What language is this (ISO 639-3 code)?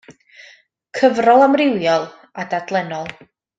cym